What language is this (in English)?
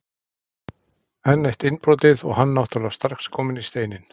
Icelandic